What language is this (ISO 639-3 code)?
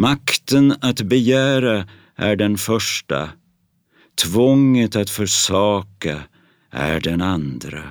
swe